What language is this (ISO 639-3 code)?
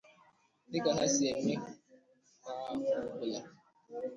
ibo